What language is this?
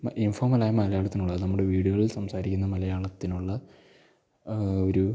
Malayalam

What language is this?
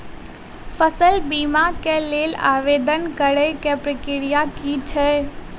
Maithili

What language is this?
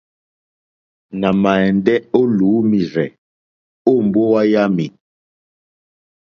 Mokpwe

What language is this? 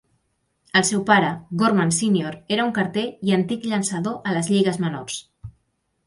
Catalan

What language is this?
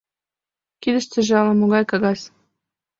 Mari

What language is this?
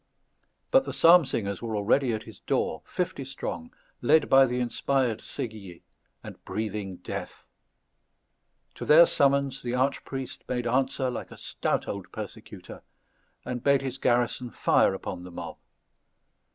English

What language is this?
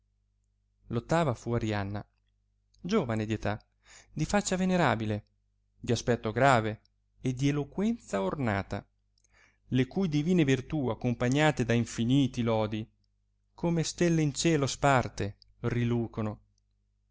Italian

